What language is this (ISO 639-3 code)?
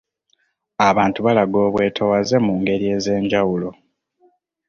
lug